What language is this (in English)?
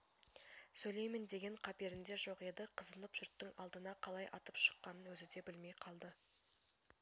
Kazakh